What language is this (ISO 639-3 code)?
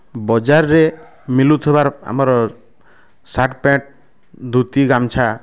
ori